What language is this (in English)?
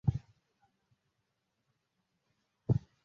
Kinyarwanda